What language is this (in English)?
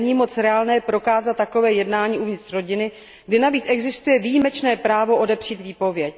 Czech